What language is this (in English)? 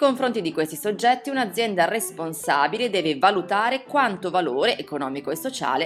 Italian